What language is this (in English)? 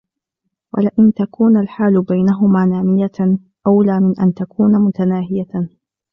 Arabic